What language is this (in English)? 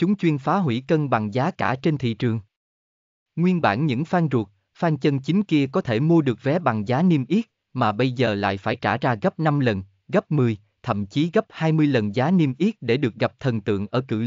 Vietnamese